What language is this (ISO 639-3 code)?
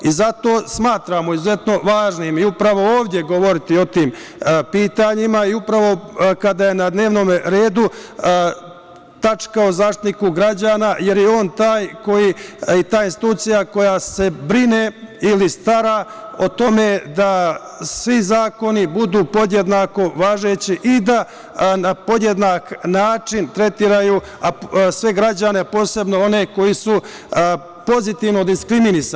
srp